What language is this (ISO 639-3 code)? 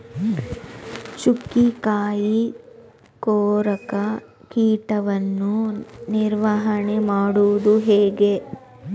kan